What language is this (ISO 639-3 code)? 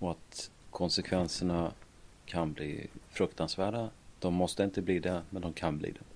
swe